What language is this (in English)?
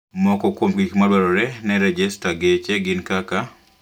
Luo (Kenya and Tanzania)